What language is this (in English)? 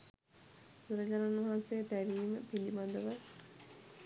Sinhala